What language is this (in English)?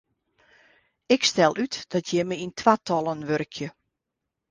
Western Frisian